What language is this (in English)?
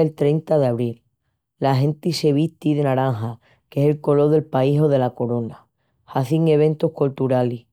Extremaduran